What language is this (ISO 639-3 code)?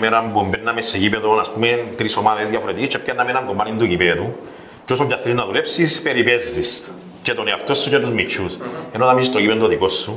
ell